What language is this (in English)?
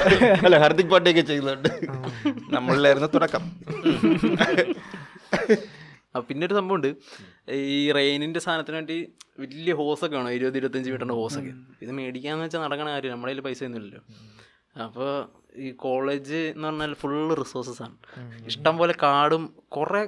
Malayalam